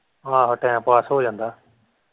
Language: Punjabi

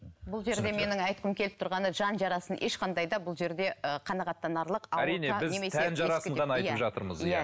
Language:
Kazakh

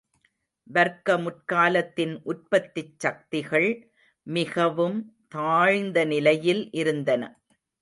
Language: Tamil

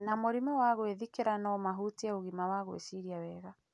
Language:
Kikuyu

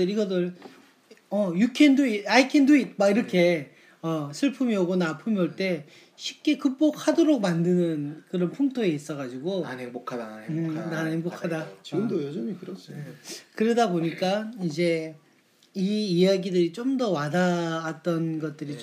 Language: Korean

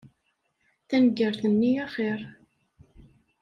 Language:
Kabyle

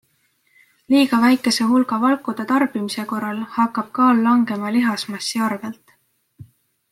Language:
Estonian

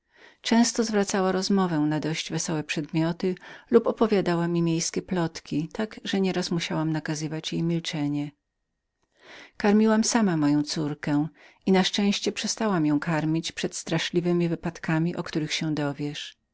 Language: Polish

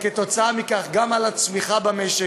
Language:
Hebrew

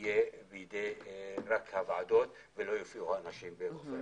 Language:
Hebrew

